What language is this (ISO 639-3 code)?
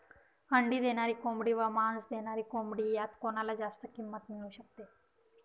mar